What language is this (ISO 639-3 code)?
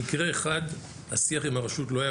heb